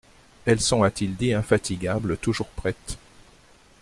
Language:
French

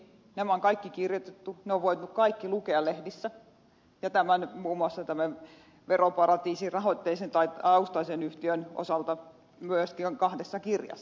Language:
Finnish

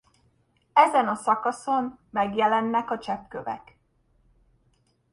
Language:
Hungarian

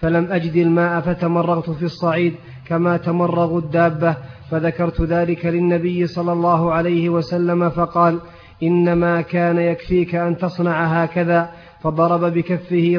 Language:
Arabic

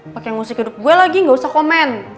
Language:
Indonesian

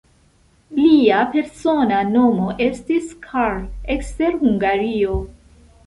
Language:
Esperanto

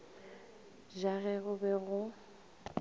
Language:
Northern Sotho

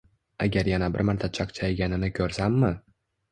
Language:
Uzbek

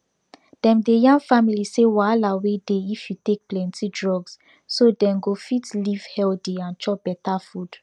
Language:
Nigerian Pidgin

